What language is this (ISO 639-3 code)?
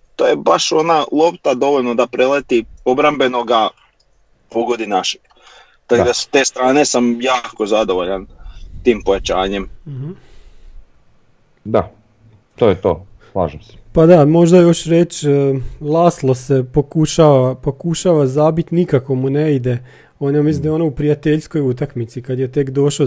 hrv